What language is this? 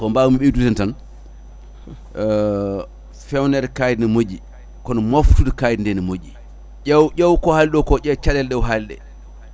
Fula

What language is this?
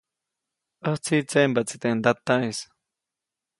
Copainalá Zoque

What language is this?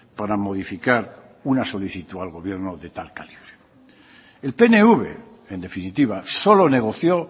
Spanish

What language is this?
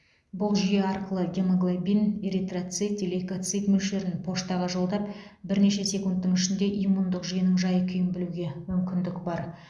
Kazakh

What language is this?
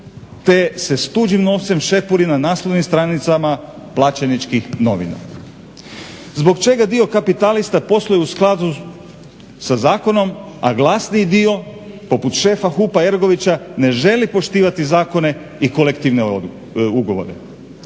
Croatian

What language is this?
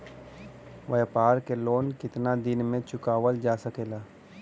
Bhojpuri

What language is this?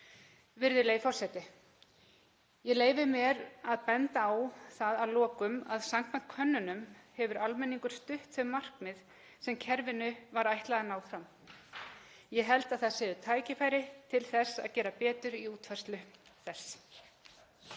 Icelandic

